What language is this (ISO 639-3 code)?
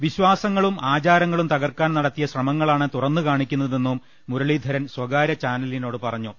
mal